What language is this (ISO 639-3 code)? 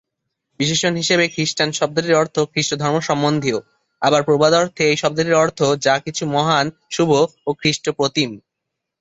ben